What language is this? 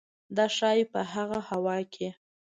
Pashto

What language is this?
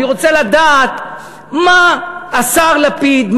Hebrew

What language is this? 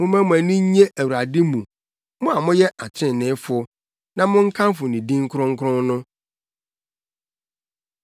Akan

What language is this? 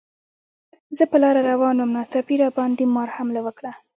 Pashto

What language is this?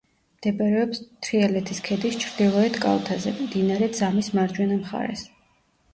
Georgian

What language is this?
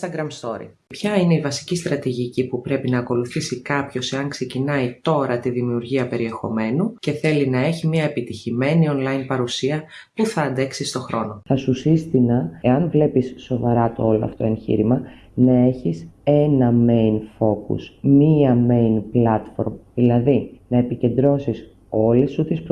Greek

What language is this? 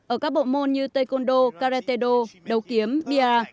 Vietnamese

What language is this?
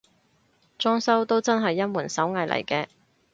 Cantonese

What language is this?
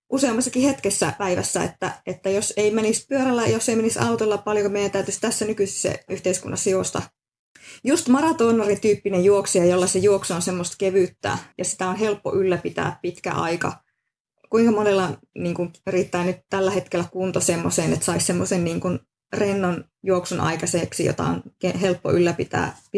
Finnish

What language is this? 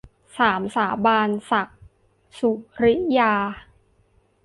Thai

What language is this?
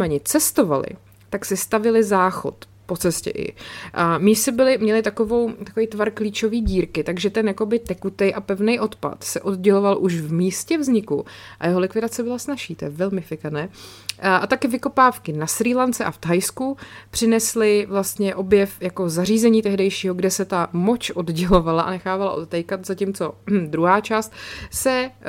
Czech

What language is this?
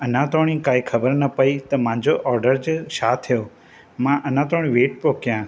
Sindhi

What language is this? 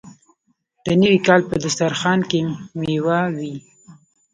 Pashto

